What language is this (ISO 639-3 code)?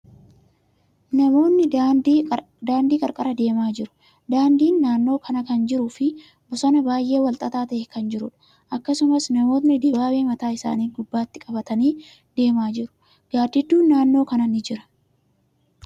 orm